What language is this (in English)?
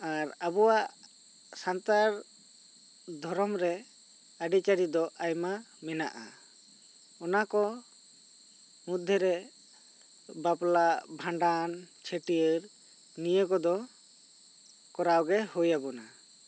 Santali